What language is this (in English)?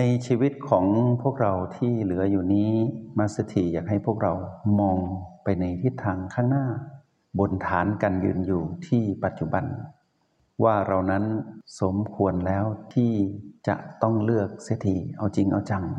Thai